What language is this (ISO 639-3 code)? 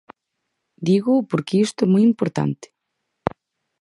glg